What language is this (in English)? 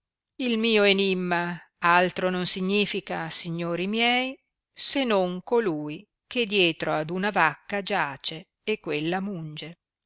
Italian